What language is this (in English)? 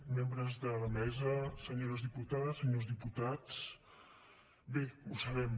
Catalan